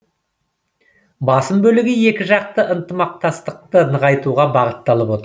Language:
Kazakh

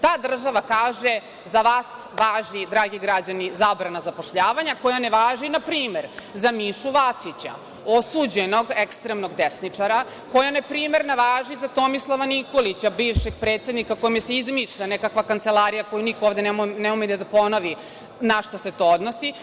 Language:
Serbian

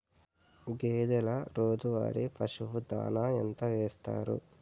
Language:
Telugu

